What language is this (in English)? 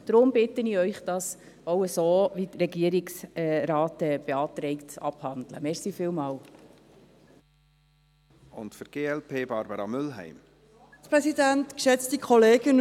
Swiss German